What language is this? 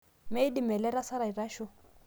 Masai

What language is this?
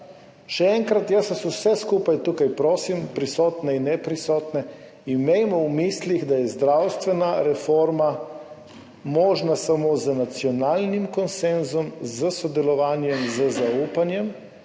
Slovenian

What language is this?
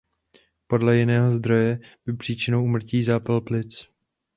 Czech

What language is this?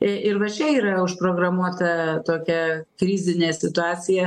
Lithuanian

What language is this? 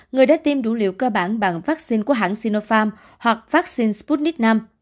Vietnamese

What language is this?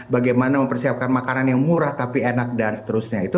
Indonesian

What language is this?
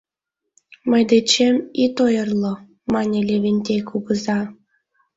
Mari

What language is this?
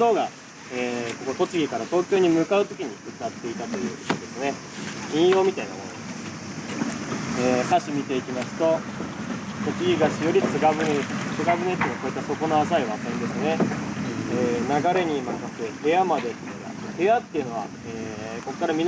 Japanese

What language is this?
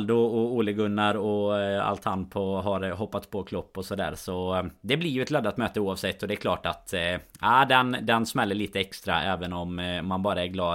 Swedish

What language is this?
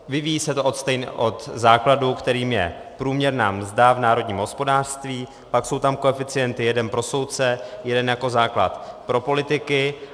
Czech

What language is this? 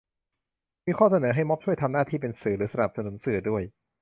Thai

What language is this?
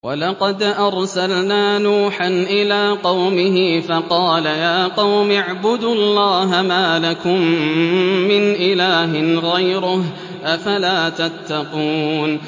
Arabic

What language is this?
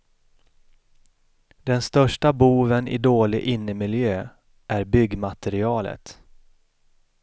Swedish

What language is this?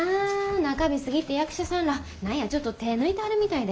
Japanese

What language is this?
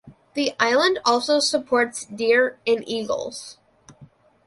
English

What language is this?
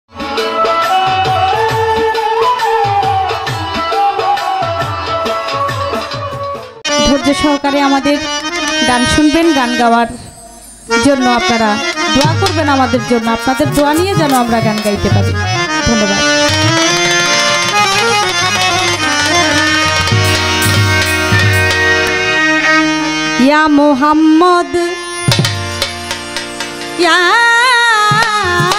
Arabic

